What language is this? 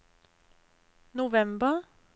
Norwegian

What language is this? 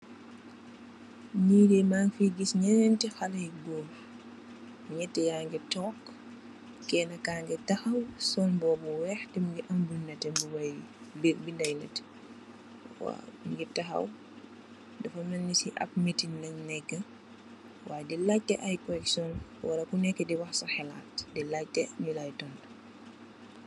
Wolof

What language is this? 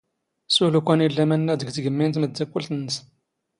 Standard Moroccan Tamazight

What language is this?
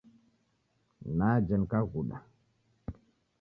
Taita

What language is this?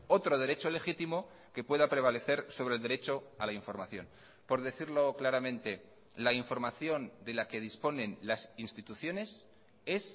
Spanish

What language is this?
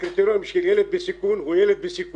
Hebrew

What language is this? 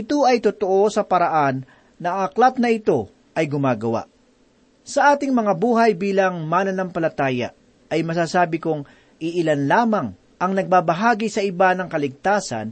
Filipino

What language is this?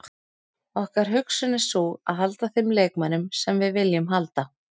Icelandic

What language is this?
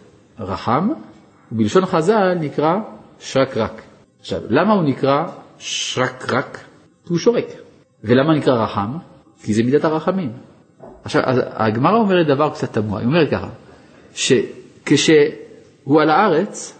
Hebrew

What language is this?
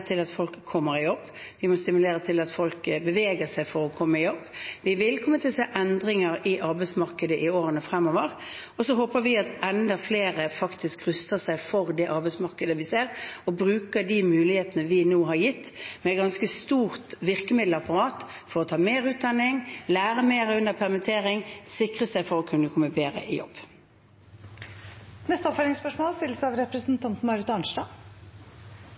Norwegian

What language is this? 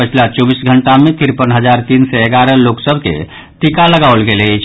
Maithili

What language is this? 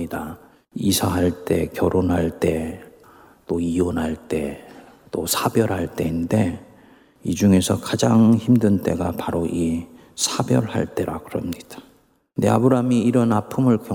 Korean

